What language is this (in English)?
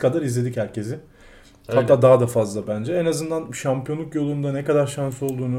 Turkish